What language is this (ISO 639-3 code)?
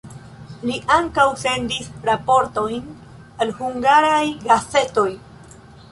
epo